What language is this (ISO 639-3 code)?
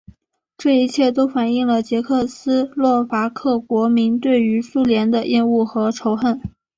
zho